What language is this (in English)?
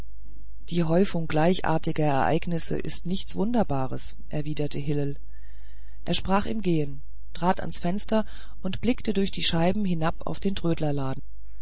German